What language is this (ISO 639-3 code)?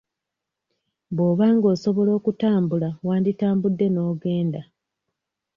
lug